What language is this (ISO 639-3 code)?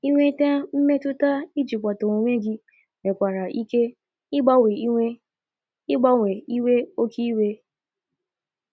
ibo